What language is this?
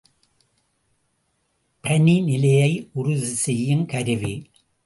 Tamil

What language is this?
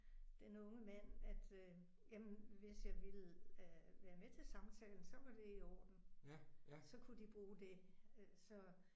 Danish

